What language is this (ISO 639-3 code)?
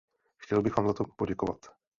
ces